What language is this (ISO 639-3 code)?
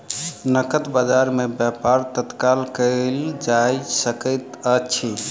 mai